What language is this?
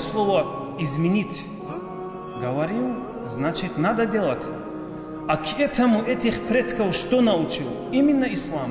Russian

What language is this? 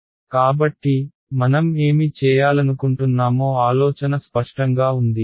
Telugu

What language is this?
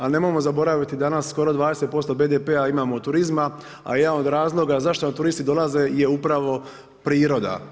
Croatian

